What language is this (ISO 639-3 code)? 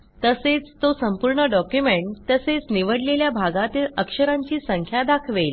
mar